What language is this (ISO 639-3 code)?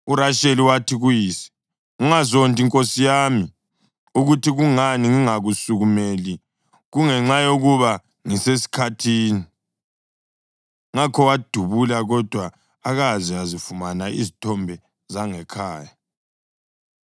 nde